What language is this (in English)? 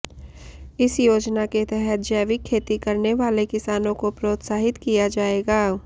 Hindi